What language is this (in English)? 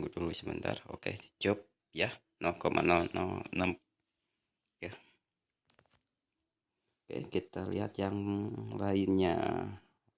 Indonesian